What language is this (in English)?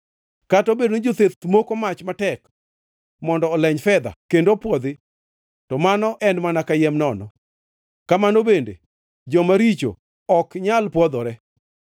Luo (Kenya and Tanzania)